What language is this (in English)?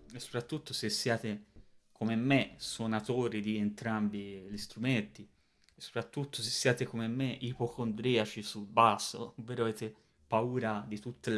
Italian